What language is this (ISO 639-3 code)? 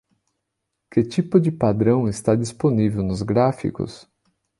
por